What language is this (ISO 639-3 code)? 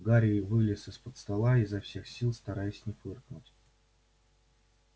rus